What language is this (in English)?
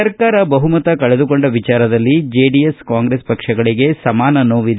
Kannada